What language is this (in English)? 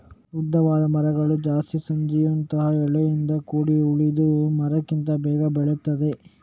Kannada